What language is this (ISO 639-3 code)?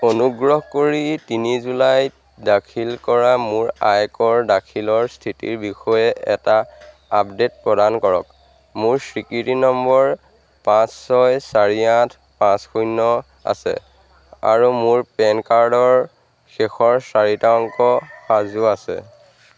asm